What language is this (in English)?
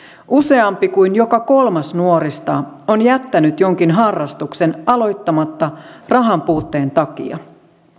Finnish